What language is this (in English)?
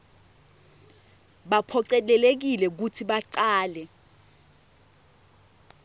Swati